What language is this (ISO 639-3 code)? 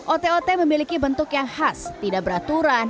ind